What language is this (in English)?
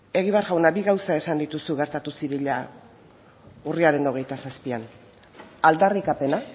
Basque